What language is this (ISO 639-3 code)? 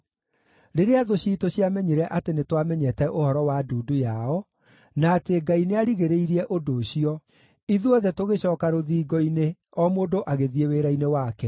kik